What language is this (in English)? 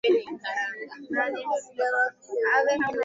Swahili